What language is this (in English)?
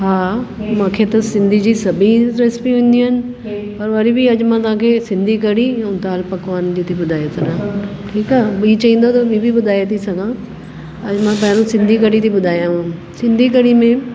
Sindhi